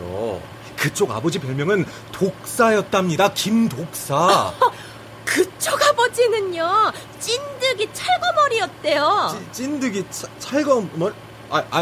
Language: Korean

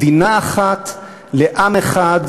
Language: Hebrew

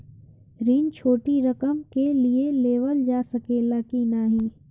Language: Bhojpuri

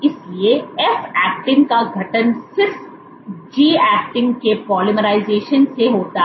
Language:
Hindi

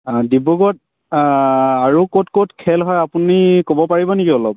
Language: Assamese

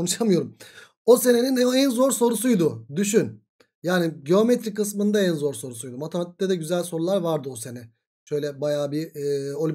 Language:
Turkish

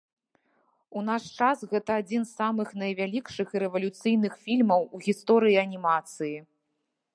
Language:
Belarusian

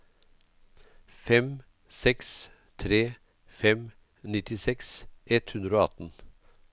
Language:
Norwegian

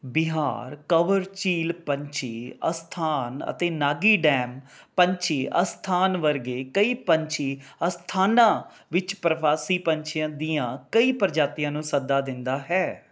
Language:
Punjabi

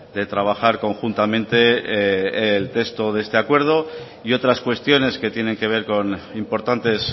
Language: Spanish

